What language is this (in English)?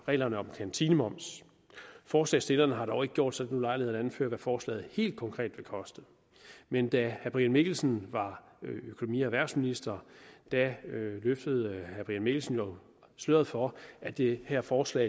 Danish